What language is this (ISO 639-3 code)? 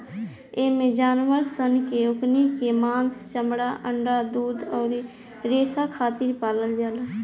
bho